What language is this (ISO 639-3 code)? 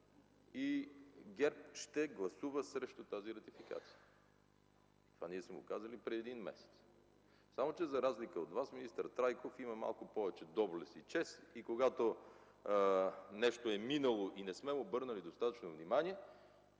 bul